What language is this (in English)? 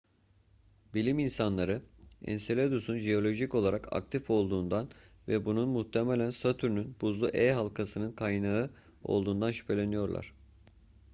Turkish